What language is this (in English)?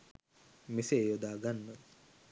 Sinhala